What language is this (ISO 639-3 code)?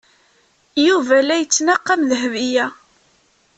kab